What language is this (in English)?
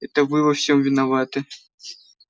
Russian